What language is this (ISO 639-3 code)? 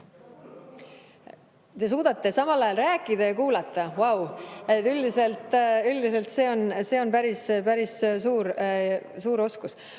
est